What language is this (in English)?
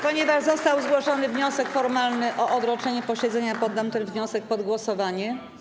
Polish